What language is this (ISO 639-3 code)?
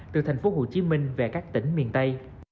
vie